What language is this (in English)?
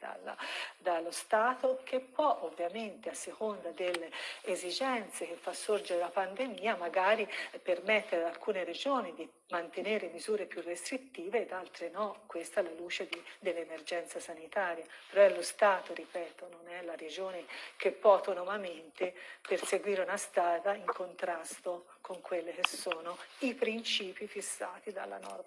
Italian